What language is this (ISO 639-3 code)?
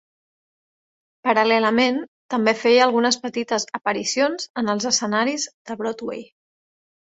cat